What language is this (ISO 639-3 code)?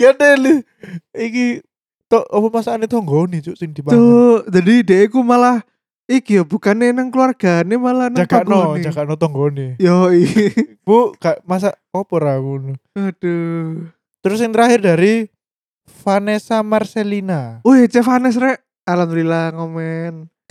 ind